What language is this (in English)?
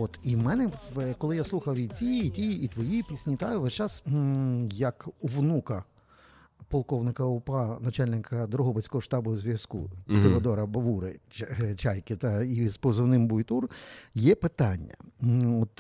Ukrainian